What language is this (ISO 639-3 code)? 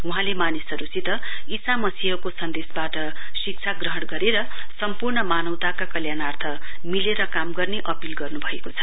nep